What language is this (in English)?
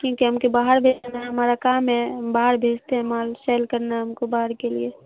Urdu